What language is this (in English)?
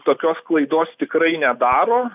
Lithuanian